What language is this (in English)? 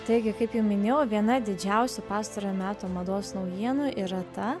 Lithuanian